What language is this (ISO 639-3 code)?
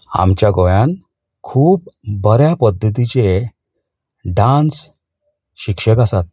kok